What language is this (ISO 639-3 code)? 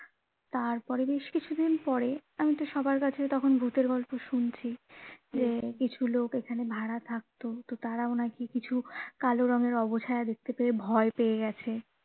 ben